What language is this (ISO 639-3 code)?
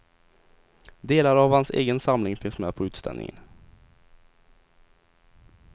swe